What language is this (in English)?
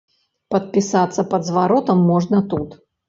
Belarusian